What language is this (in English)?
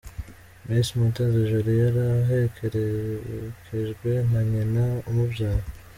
Kinyarwanda